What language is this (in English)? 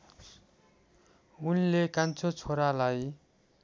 Nepali